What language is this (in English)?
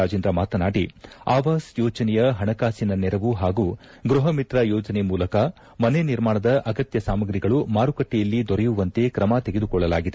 Kannada